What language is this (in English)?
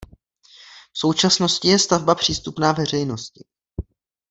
Czech